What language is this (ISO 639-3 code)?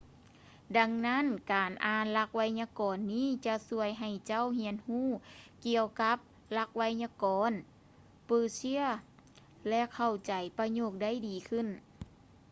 lao